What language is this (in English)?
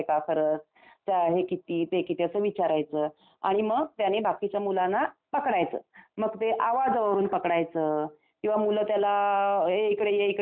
Marathi